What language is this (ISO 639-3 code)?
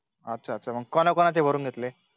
mar